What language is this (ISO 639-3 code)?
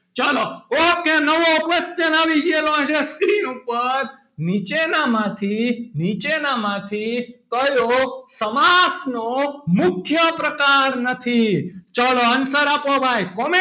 guj